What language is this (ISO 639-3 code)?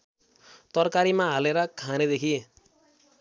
nep